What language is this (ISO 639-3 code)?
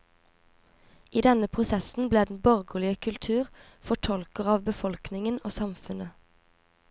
nor